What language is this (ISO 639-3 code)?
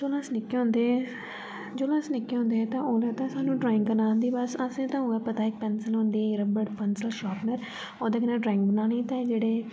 doi